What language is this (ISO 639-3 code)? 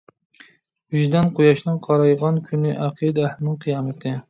uig